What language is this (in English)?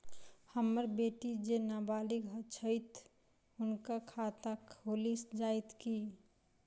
Maithili